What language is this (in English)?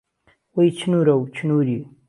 Central Kurdish